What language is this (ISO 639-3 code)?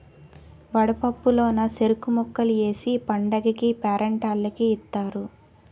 tel